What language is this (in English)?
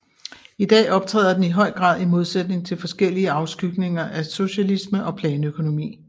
Danish